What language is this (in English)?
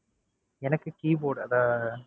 Tamil